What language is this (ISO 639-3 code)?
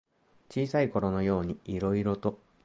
jpn